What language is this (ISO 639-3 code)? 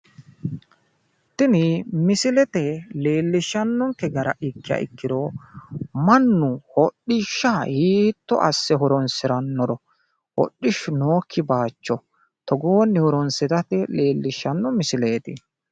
sid